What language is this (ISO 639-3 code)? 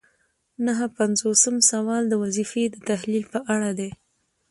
pus